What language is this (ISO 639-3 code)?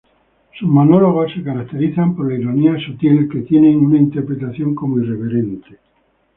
spa